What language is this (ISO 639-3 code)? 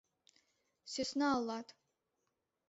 chm